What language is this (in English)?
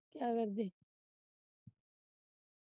Punjabi